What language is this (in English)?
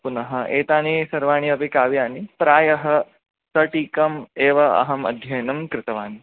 Sanskrit